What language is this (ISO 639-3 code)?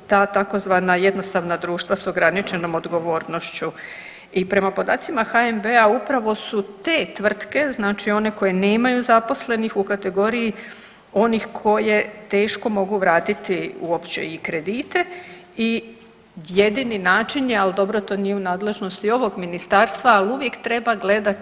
hrv